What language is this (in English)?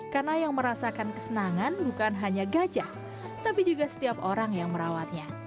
Indonesian